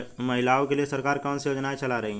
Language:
Hindi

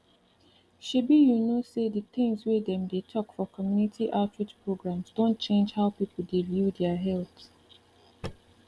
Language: Nigerian Pidgin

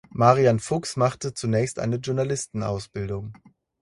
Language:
German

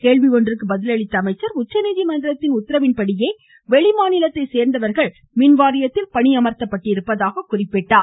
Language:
Tamil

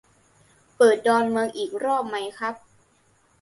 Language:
Thai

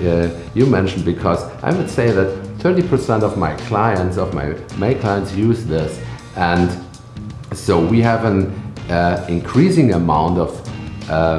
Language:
English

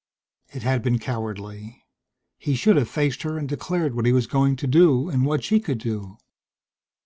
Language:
English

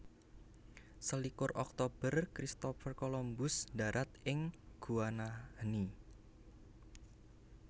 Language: Javanese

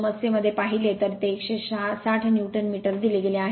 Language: Marathi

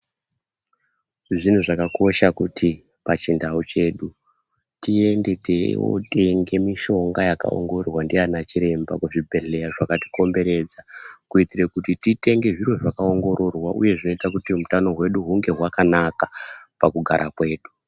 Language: Ndau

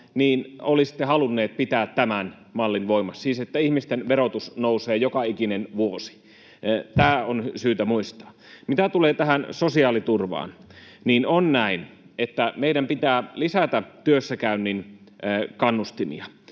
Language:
Finnish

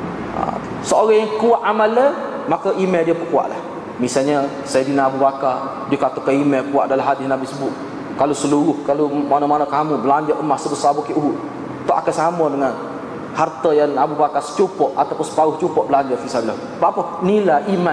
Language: Malay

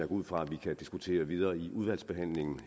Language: Danish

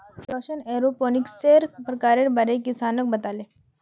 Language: Magahi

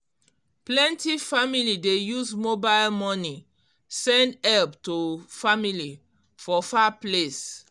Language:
Nigerian Pidgin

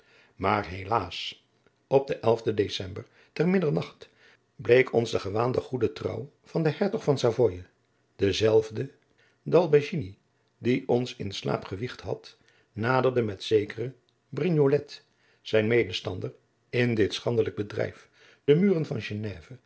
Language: Dutch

